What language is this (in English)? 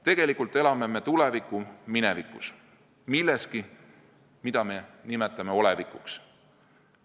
Estonian